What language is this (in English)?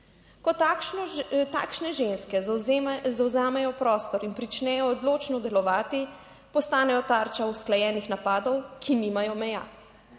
Slovenian